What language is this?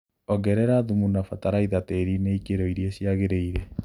Kikuyu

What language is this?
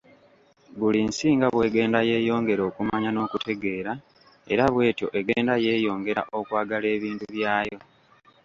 Ganda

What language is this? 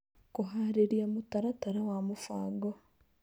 Kikuyu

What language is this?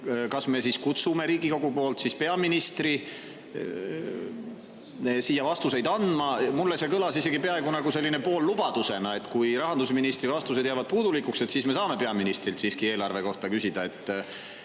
Estonian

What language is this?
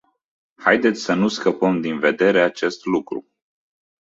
Romanian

